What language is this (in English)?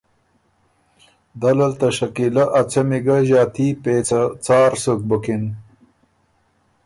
Ormuri